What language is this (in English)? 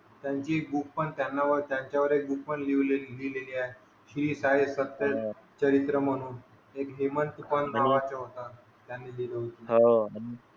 Marathi